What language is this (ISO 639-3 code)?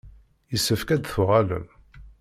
kab